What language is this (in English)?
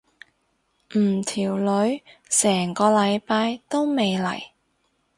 Cantonese